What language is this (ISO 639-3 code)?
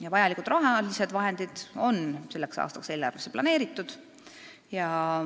est